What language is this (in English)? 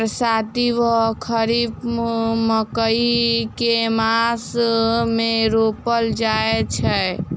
Maithili